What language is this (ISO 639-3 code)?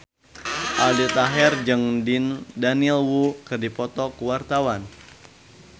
sun